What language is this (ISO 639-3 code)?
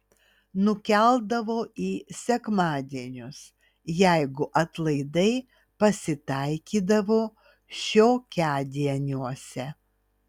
lit